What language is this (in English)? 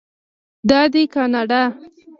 Pashto